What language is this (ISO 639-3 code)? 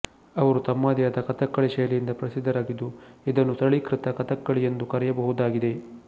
kan